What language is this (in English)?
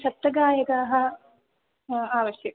Sanskrit